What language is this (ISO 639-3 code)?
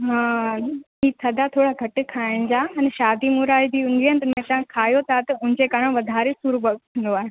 snd